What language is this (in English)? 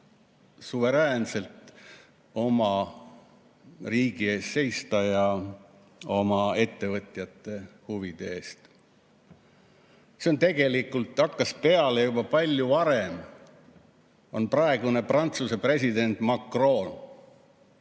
Estonian